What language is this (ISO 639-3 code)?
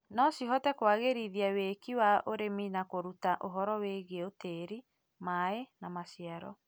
kik